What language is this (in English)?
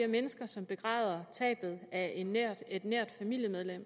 Danish